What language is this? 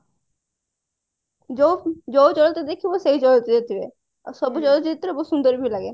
Odia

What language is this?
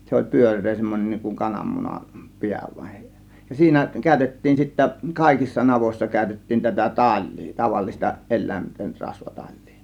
Finnish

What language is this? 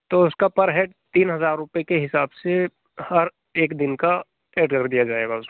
Hindi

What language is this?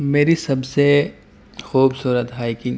Urdu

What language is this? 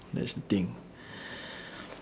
English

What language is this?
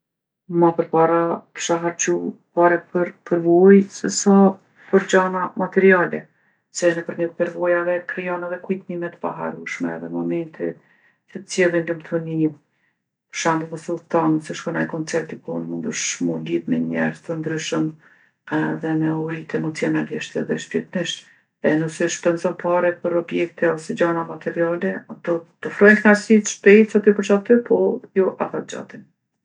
Gheg Albanian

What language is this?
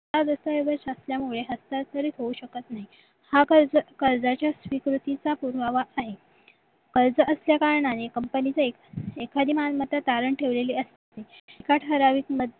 Marathi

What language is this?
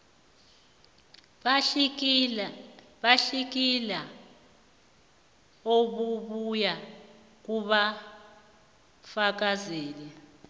South Ndebele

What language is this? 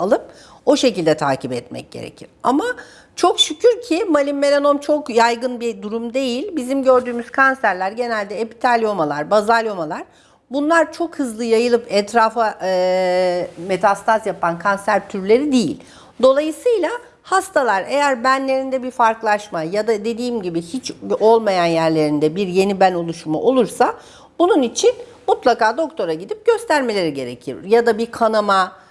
Turkish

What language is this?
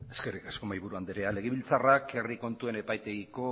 Basque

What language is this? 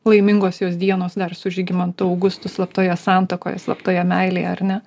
Lithuanian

